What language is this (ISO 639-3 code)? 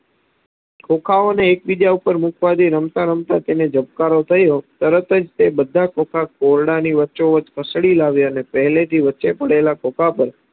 guj